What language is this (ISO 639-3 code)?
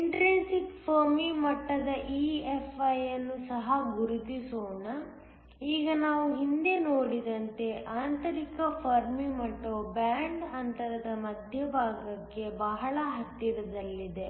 kan